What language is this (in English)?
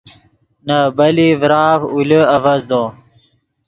Yidgha